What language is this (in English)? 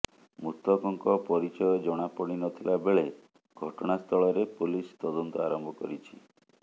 Odia